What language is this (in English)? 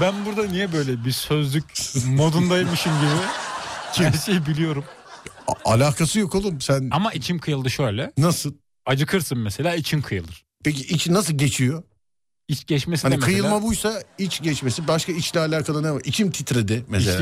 Turkish